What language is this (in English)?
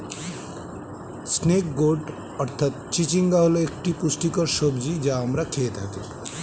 Bangla